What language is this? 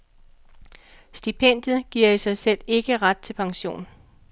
Danish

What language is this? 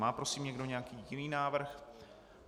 Czech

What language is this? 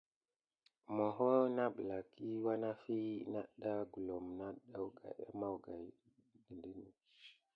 Gidar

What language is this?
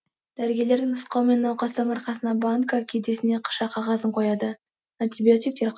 Kazakh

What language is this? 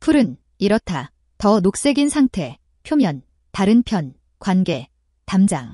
Korean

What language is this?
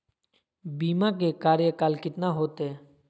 Magahi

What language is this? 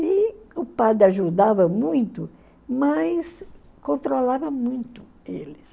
Portuguese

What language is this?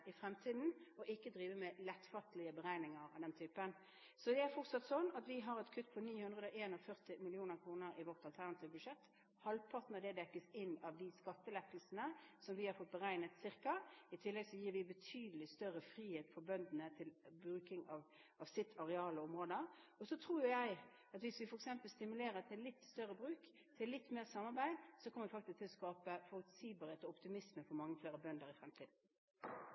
Norwegian Bokmål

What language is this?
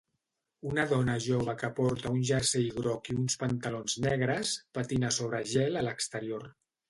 Catalan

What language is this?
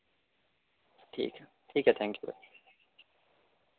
Urdu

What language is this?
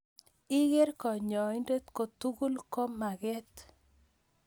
Kalenjin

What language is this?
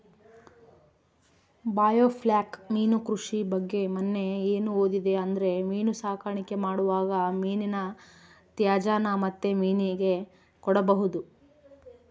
Kannada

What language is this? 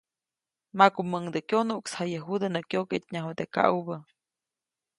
Copainalá Zoque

